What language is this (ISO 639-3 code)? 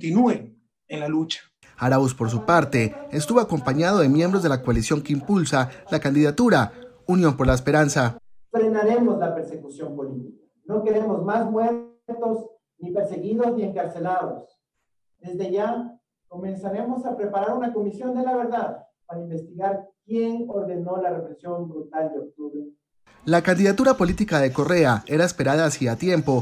spa